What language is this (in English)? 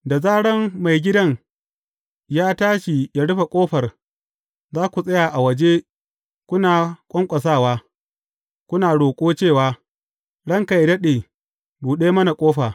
Hausa